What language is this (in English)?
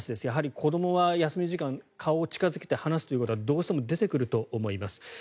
Japanese